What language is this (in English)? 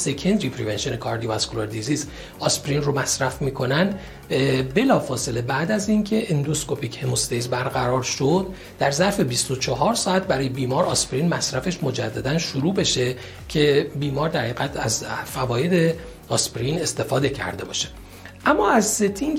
Persian